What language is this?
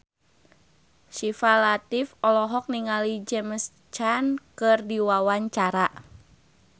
Sundanese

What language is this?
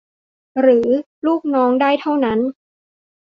Thai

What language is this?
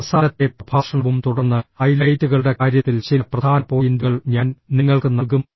Malayalam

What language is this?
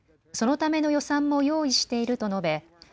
Japanese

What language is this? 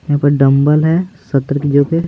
Hindi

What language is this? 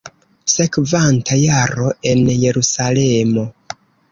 Esperanto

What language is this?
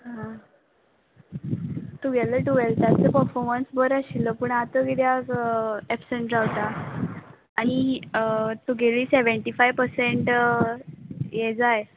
Konkani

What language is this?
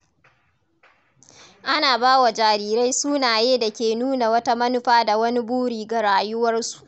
Hausa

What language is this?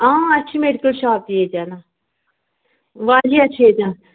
Kashmiri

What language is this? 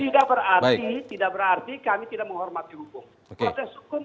Indonesian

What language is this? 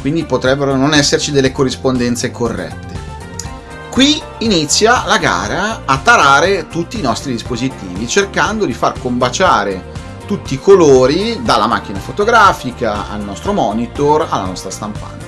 Italian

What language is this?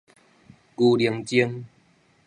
Min Nan Chinese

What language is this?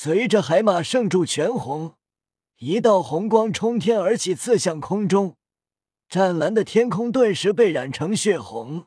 Chinese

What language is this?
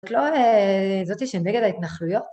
Hebrew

